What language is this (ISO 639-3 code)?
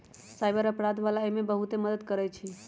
mag